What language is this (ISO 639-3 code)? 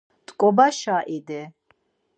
lzz